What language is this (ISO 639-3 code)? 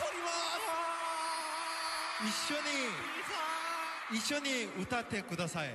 kor